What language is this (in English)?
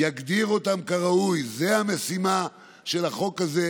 Hebrew